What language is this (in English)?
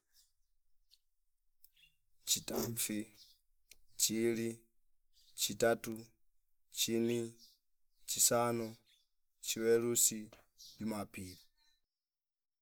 Fipa